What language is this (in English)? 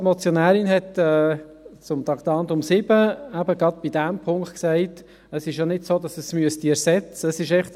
Swiss German